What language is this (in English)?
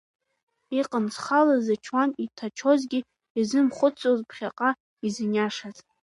Abkhazian